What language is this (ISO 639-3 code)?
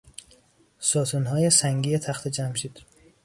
fas